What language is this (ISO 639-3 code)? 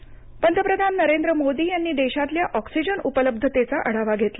mar